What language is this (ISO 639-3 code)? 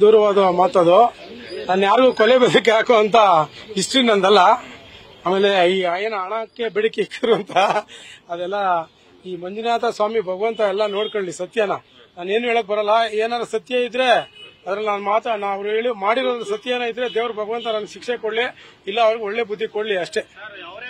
kan